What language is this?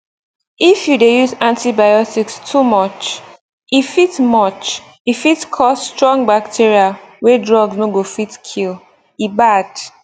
Nigerian Pidgin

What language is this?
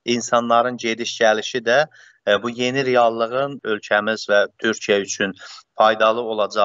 Turkish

